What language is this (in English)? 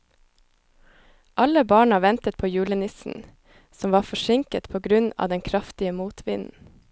Norwegian